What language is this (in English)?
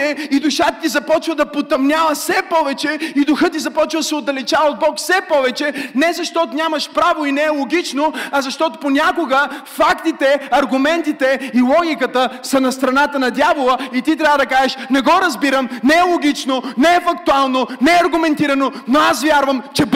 Bulgarian